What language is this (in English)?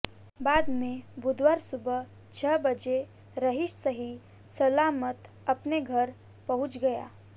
Hindi